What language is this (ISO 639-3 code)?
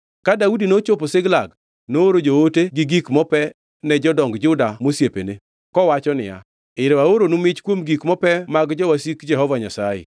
luo